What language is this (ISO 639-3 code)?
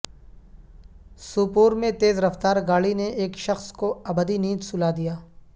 urd